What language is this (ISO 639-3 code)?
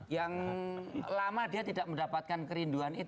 ind